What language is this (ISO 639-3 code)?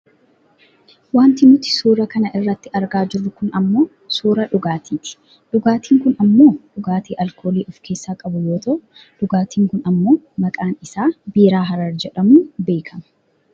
orm